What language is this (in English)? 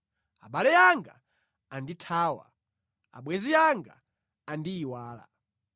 Nyanja